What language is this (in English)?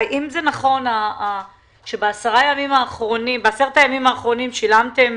Hebrew